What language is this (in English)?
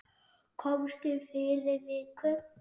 Icelandic